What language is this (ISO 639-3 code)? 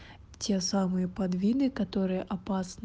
rus